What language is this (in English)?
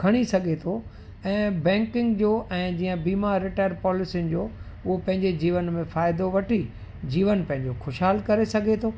Sindhi